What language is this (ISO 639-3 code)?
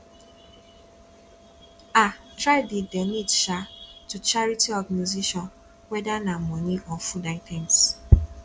pcm